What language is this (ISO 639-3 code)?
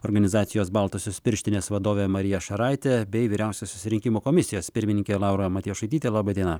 lit